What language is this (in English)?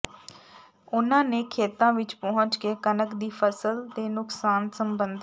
Punjabi